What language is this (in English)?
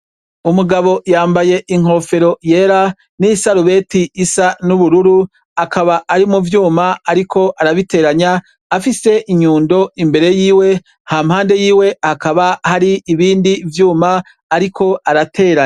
Rundi